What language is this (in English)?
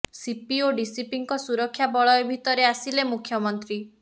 Odia